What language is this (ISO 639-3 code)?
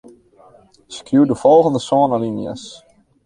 fry